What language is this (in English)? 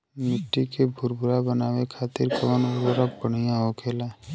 Bhojpuri